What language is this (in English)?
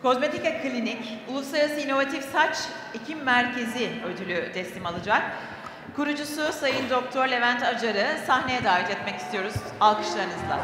Turkish